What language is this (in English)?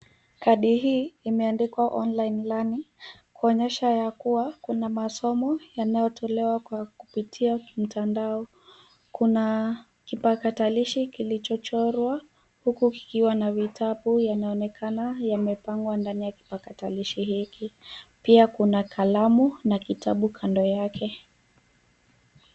Swahili